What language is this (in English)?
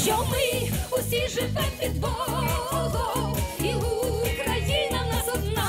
Ukrainian